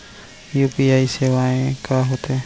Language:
Chhattisgarhi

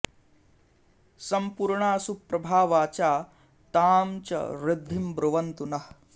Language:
Sanskrit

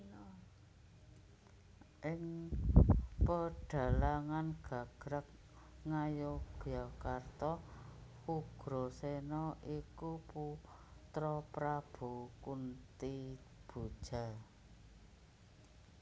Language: Javanese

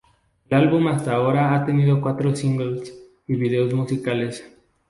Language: Spanish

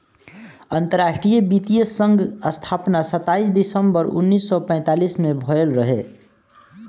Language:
Bhojpuri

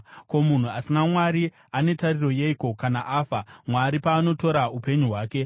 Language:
Shona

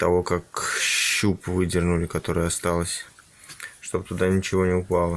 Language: Russian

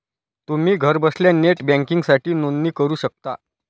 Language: Marathi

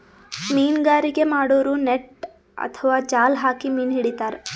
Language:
Kannada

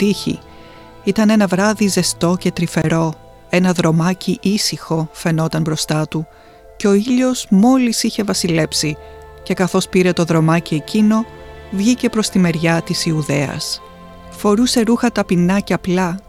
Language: Greek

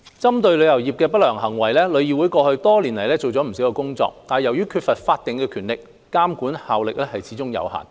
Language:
Cantonese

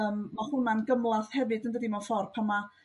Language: Welsh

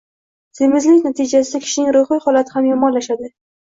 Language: Uzbek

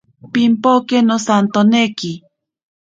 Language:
Ashéninka Perené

